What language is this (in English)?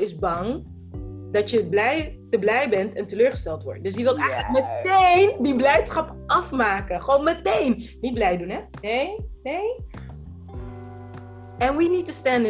Dutch